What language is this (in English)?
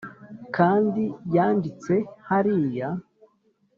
Kinyarwanda